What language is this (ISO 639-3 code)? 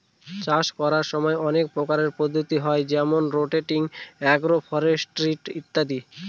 ben